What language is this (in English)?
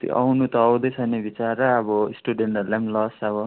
Nepali